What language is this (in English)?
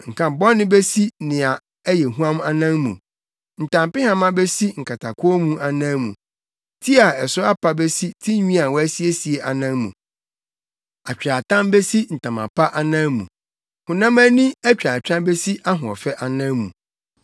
Akan